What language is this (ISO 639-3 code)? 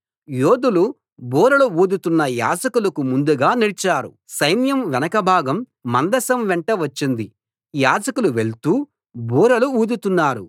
tel